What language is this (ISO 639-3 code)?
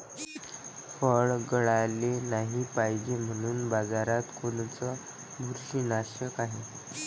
mar